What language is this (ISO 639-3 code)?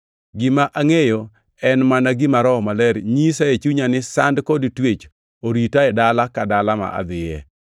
luo